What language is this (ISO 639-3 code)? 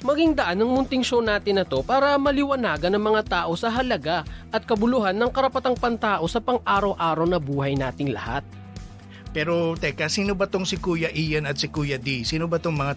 fil